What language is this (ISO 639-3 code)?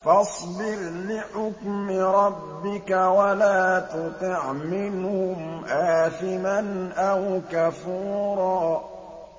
ara